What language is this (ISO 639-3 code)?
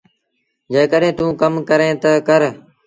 sbn